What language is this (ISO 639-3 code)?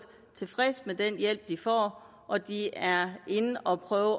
dan